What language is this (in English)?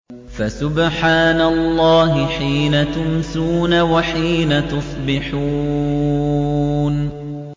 Arabic